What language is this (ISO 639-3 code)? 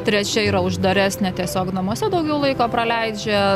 lit